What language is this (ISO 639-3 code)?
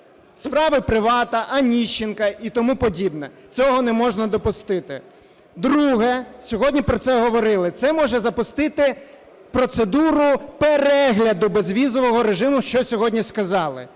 ukr